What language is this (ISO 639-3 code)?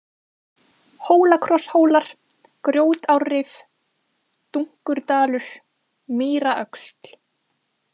isl